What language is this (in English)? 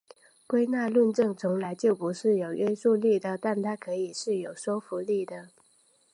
Chinese